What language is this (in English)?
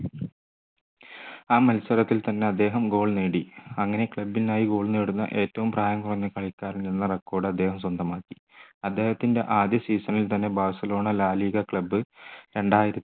Malayalam